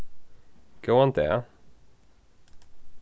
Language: Faroese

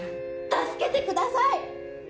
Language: Japanese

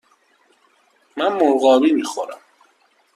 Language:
Persian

